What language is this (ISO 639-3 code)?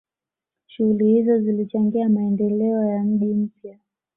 swa